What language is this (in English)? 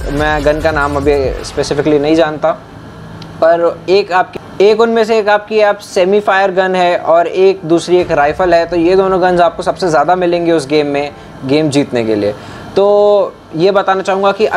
Hindi